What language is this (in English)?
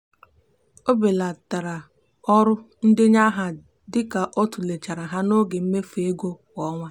Igbo